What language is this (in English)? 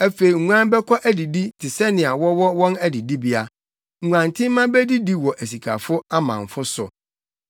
Akan